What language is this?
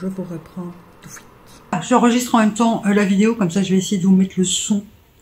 French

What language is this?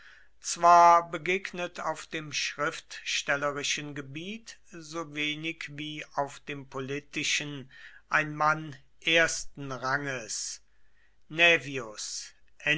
German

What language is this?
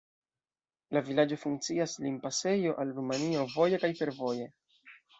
Esperanto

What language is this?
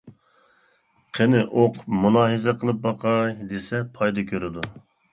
Uyghur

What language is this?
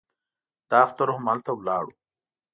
Pashto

